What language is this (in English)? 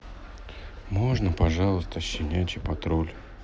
Russian